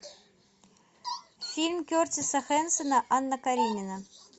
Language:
Russian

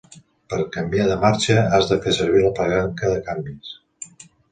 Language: Catalan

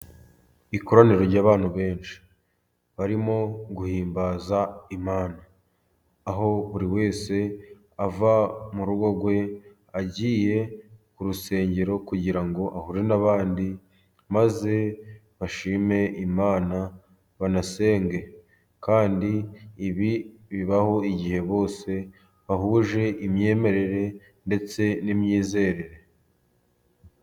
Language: Kinyarwanda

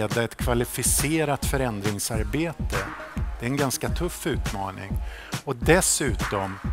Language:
Swedish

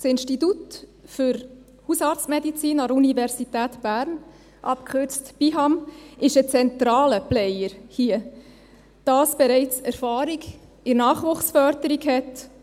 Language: Swiss German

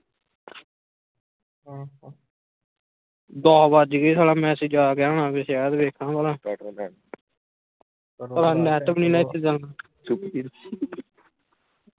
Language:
Punjabi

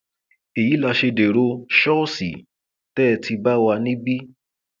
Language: Yoruba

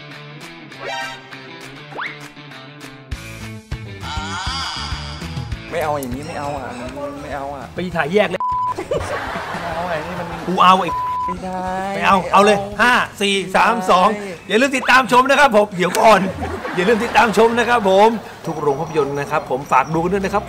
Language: Thai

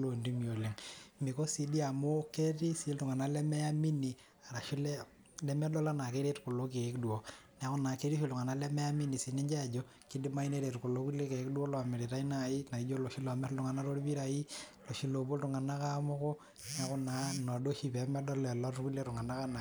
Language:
Masai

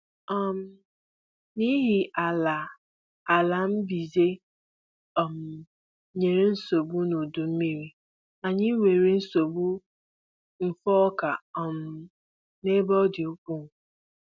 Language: Igbo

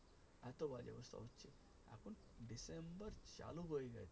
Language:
Bangla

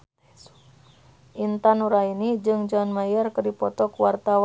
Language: Sundanese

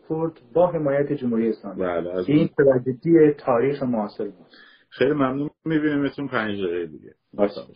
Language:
Persian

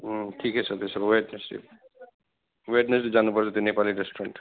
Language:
Nepali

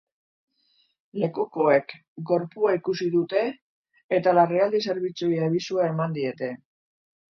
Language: Basque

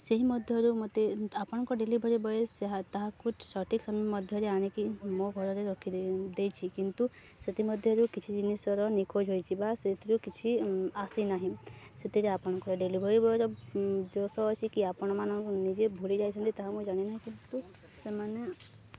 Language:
Odia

